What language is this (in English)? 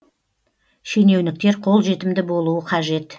Kazakh